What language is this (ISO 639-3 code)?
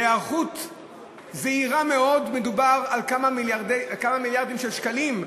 heb